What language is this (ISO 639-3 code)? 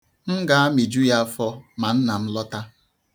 ibo